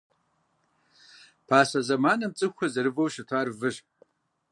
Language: Kabardian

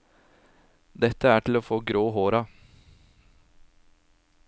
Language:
Norwegian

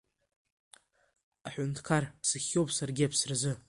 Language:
Abkhazian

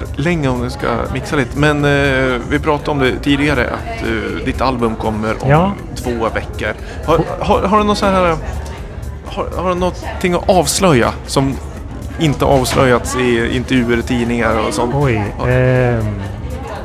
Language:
Swedish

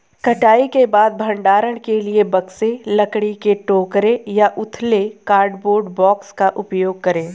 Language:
Hindi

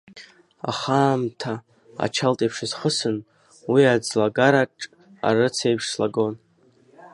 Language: Abkhazian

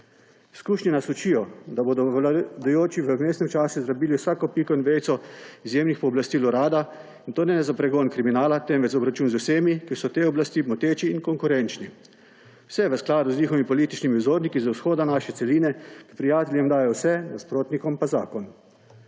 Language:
Slovenian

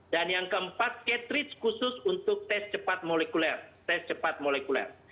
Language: Indonesian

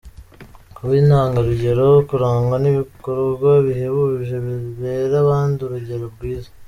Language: Kinyarwanda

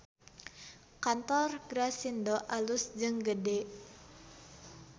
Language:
Sundanese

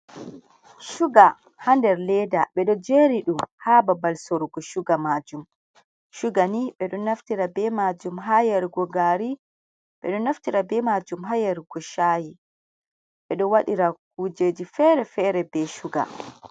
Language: Fula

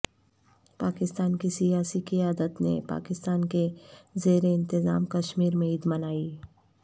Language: Urdu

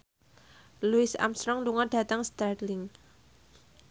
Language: Javanese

